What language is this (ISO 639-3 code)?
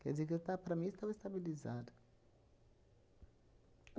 por